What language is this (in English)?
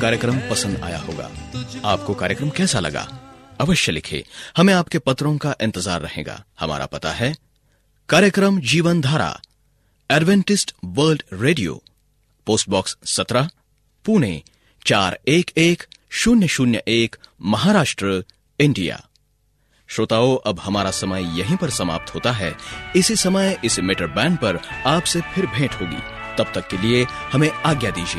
Hindi